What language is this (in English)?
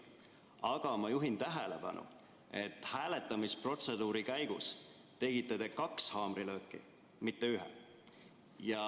Estonian